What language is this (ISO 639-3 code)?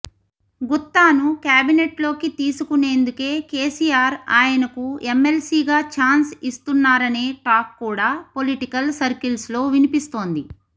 tel